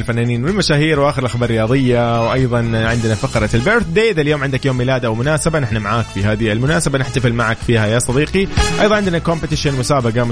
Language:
Arabic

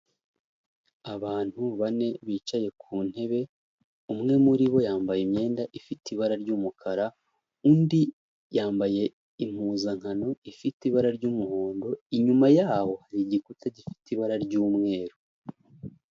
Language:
Kinyarwanda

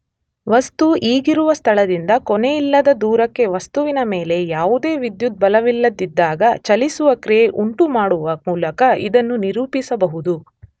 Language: Kannada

